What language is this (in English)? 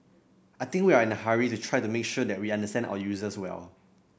English